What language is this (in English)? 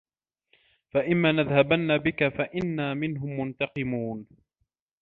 Arabic